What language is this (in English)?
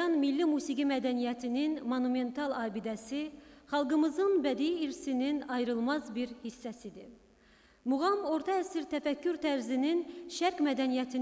Turkish